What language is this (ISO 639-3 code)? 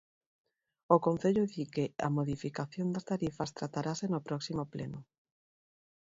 glg